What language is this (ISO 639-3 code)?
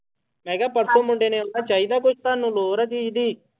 pan